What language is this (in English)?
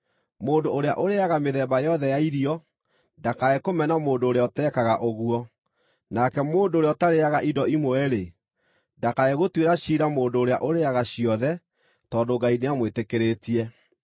Kikuyu